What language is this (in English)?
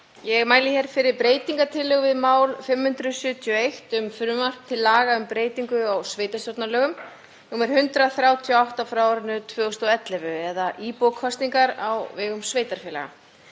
Icelandic